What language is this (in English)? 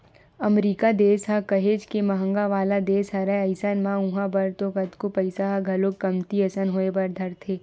Chhattisgarhi